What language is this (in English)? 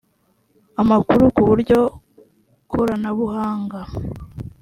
Kinyarwanda